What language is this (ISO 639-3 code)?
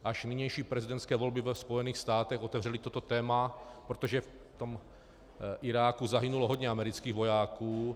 ces